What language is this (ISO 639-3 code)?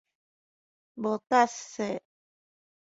nan